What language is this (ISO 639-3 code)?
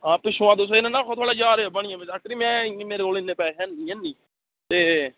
doi